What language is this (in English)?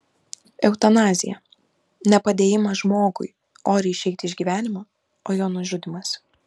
Lithuanian